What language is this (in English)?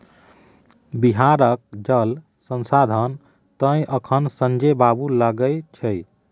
Maithili